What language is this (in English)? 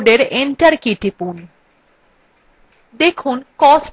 Bangla